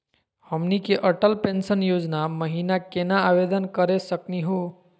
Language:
Magahi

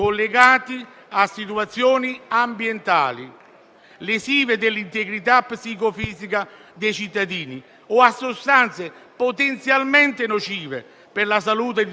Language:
Italian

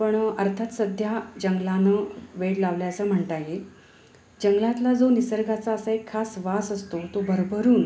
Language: Marathi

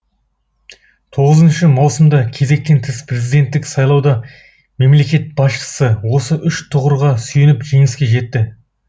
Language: Kazakh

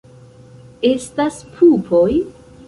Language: Esperanto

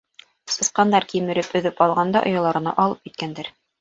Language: Bashkir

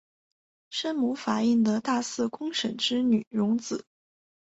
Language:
Chinese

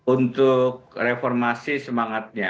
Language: Indonesian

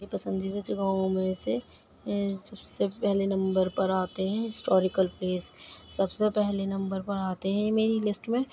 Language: Urdu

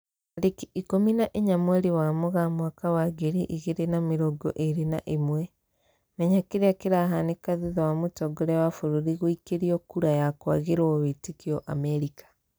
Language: Kikuyu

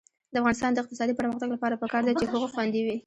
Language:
Pashto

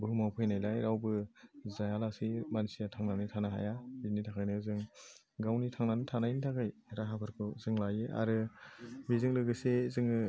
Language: Bodo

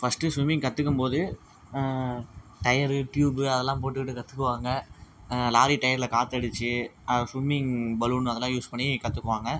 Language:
Tamil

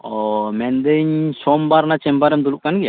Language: Santali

